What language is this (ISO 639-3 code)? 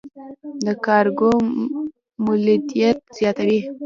pus